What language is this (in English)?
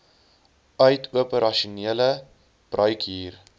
Afrikaans